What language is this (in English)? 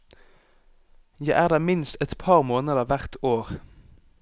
Norwegian